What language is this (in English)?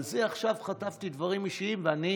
Hebrew